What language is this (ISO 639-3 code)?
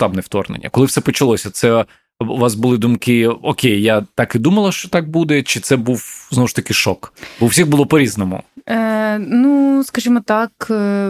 ukr